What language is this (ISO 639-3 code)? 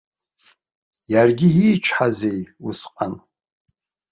abk